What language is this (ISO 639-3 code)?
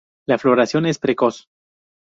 spa